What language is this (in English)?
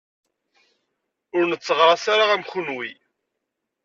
Kabyle